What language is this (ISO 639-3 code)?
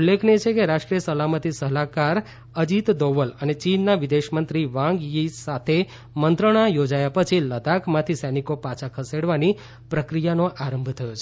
guj